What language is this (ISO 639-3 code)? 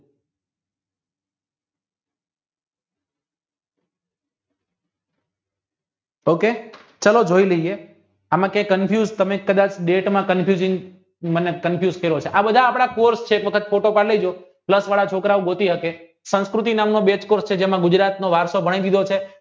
guj